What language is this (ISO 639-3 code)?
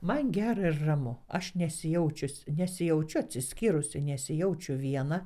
lit